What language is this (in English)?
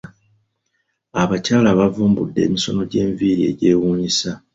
Ganda